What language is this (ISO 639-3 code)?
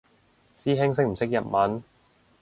yue